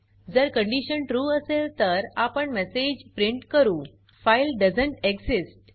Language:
Marathi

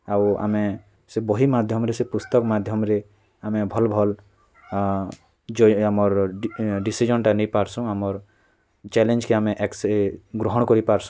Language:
Odia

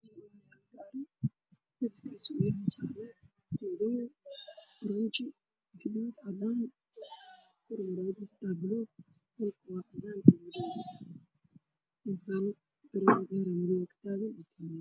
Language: Somali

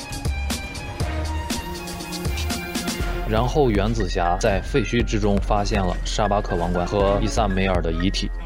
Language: Chinese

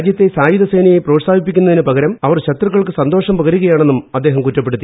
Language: Malayalam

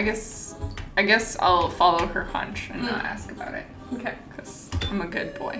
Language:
English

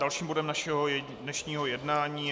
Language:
Czech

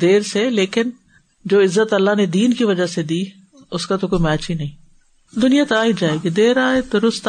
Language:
Urdu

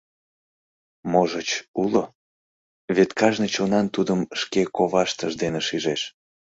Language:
Mari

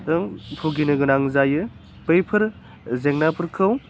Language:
Bodo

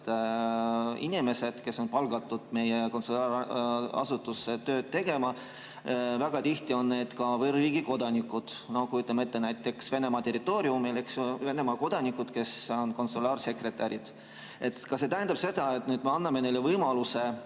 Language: Estonian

